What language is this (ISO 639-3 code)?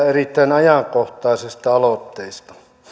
fin